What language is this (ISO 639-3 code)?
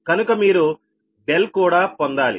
tel